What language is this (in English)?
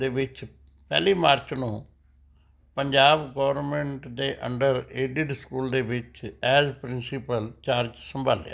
Punjabi